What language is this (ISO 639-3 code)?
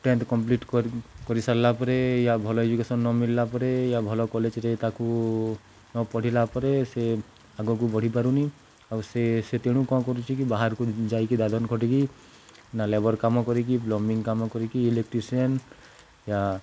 ori